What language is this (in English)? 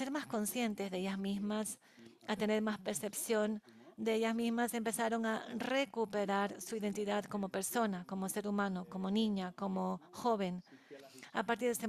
Spanish